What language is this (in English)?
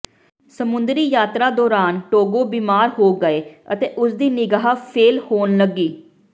Punjabi